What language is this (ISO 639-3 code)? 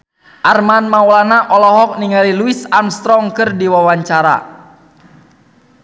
sun